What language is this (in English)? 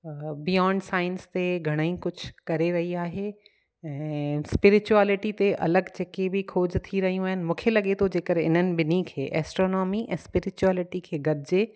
Sindhi